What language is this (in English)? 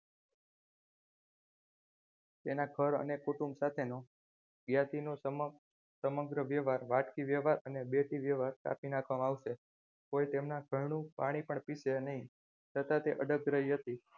Gujarati